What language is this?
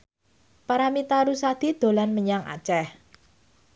Javanese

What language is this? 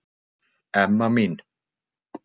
Icelandic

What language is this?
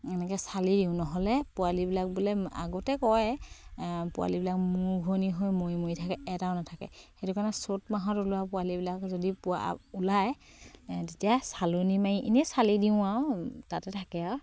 Assamese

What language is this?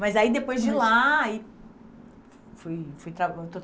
Portuguese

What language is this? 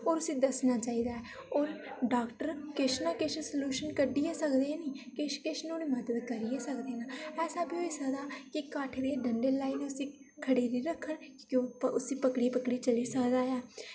Dogri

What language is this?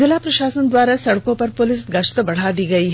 Hindi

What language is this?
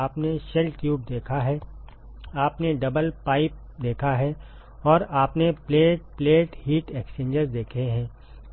Hindi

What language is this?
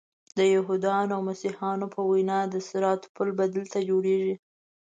Pashto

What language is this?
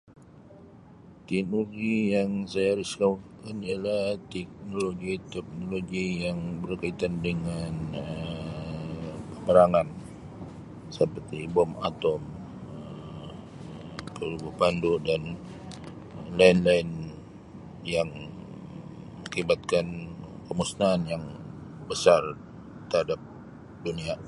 Sabah Malay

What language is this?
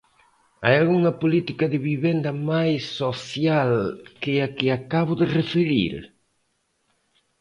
Galician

